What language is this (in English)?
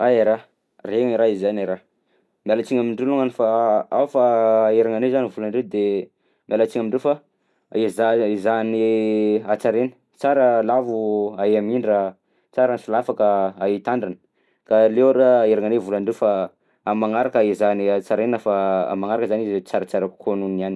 Southern Betsimisaraka Malagasy